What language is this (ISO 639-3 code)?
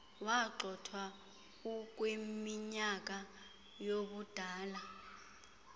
xho